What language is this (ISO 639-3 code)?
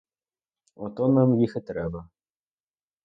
ukr